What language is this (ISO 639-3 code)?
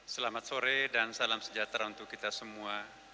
ind